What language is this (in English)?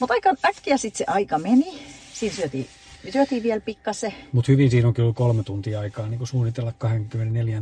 Finnish